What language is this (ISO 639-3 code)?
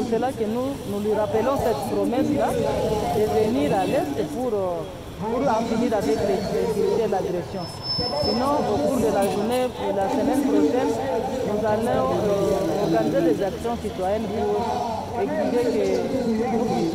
fra